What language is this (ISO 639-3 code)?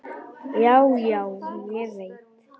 isl